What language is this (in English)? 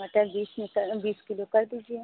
Hindi